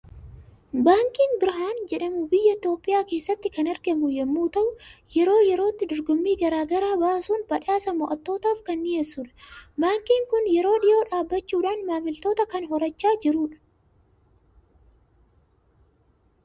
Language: Oromo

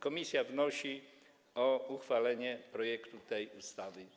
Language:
Polish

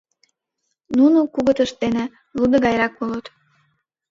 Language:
Mari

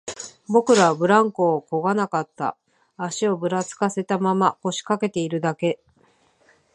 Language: Japanese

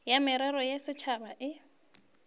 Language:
Northern Sotho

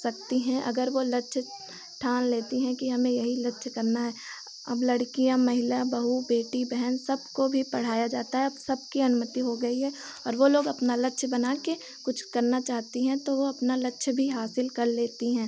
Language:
Hindi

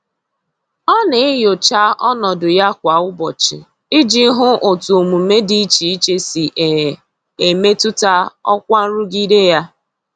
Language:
Igbo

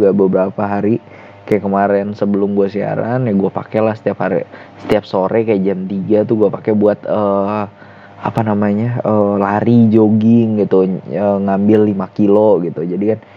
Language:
Indonesian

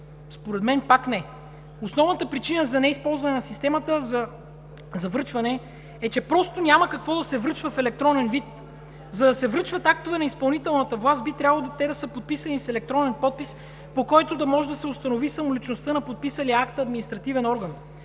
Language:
Bulgarian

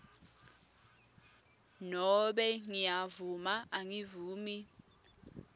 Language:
Swati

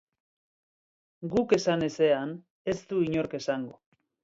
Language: Basque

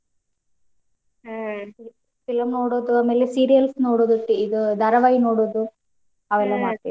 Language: Kannada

